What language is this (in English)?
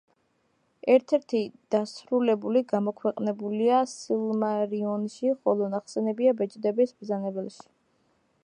Georgian